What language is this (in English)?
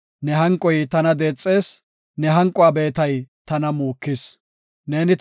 Gofa